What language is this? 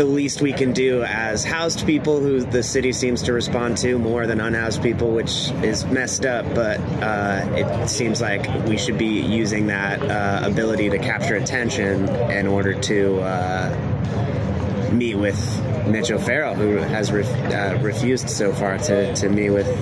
English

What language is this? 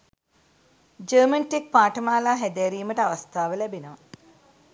Sinhala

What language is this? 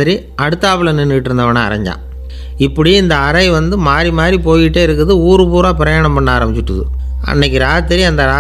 Romanian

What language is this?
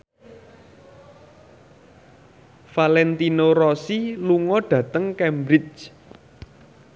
Javanese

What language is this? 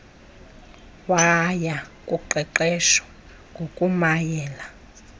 Xhosa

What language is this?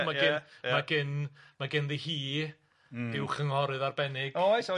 Welsh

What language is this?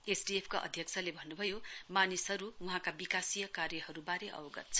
Nepali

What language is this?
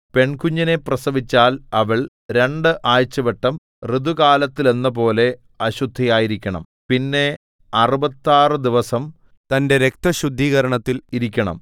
Malayalam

